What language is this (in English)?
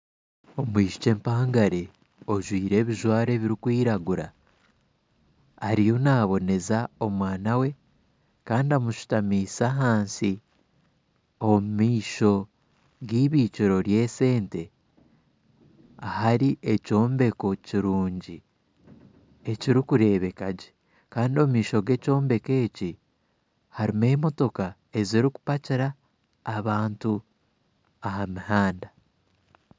Nyankole